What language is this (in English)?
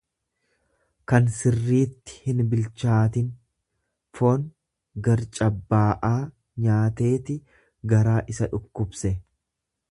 Oromo